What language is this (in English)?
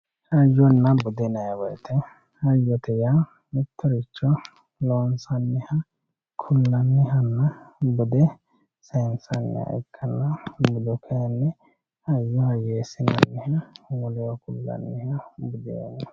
Sidamo